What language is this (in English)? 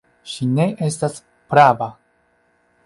Esperanto